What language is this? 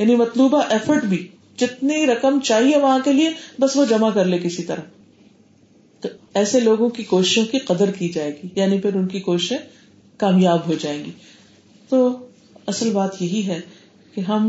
Urdu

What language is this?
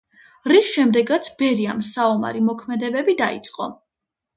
Georgian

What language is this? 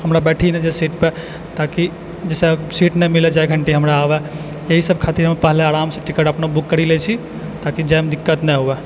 Maithili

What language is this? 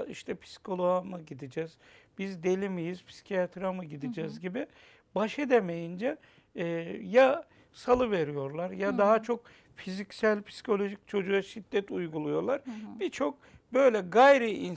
Turkish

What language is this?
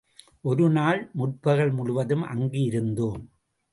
Tamil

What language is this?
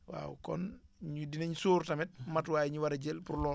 Wolof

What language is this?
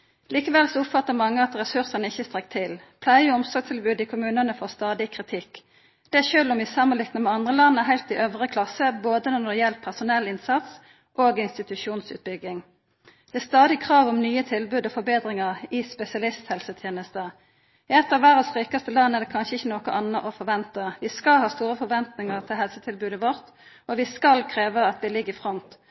Norwegian Nynorsk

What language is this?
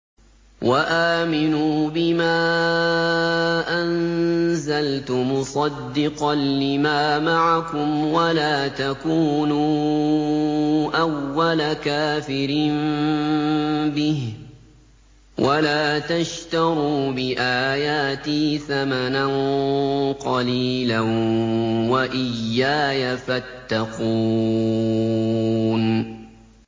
Arabic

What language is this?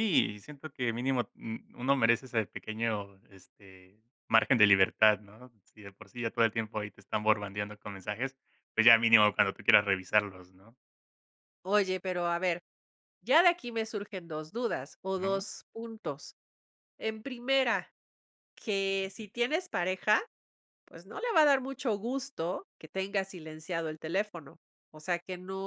Spanish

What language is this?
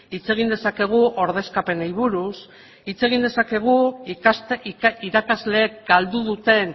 Basque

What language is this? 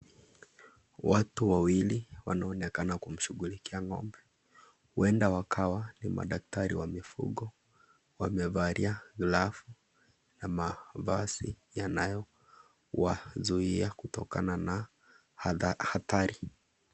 Swahili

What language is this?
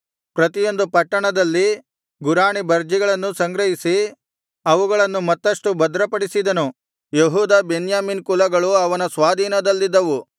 Kannada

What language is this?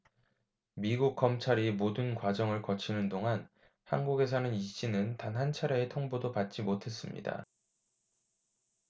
Korean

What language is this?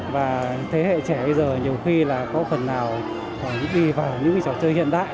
Vietnamese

